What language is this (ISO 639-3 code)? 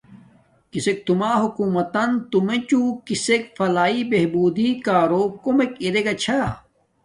dmk